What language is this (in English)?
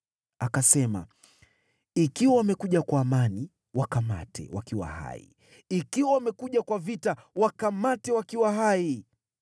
Swahili